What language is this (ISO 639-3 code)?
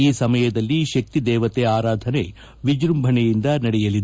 kan